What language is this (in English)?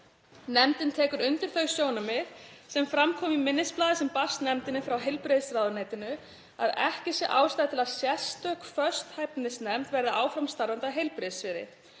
Icelandic